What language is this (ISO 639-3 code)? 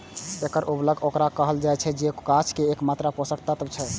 mai